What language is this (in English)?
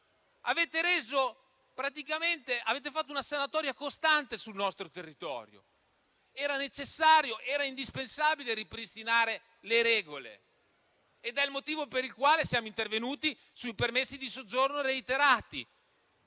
Italian